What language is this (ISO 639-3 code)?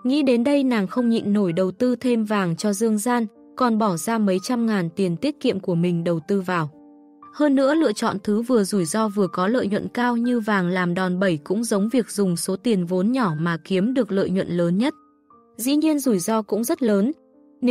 vie